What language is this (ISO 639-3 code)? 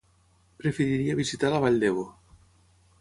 cat